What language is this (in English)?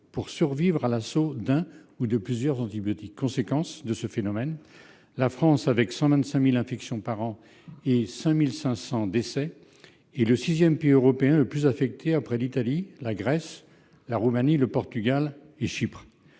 French